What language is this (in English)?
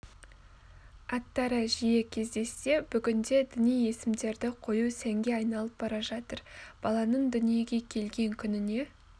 Kazakh